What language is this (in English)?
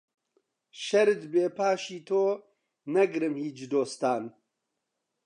Central Kurdish